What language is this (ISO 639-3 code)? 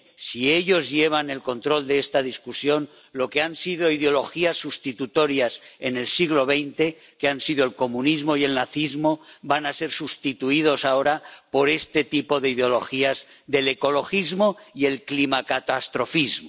spa